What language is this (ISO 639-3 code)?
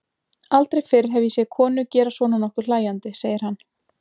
isl